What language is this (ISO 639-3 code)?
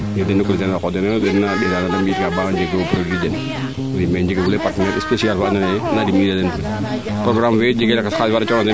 srr